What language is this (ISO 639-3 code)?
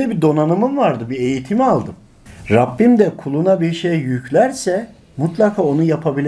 tur